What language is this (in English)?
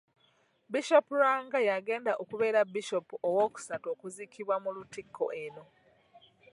Ganda